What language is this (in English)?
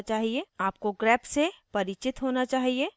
Hindi